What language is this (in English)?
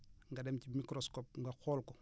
Wolof